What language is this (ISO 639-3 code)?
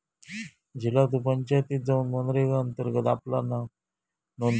mar